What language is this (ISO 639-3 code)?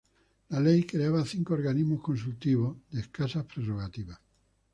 spa